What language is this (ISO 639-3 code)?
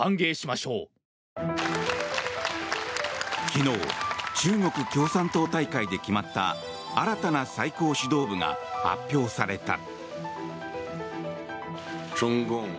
jpn